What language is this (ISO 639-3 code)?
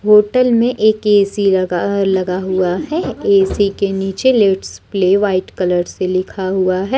hin